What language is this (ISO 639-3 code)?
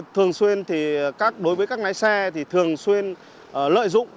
vie